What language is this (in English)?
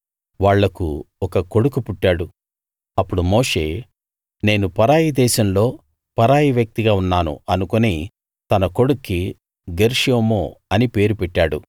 Telugu